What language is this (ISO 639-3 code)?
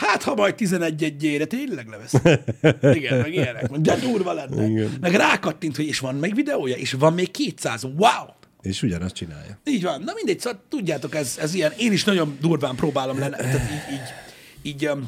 hun